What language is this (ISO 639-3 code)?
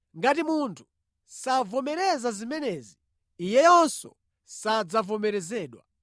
nya